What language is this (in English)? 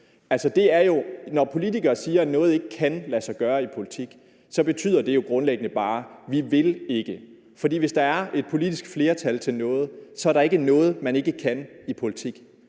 Danish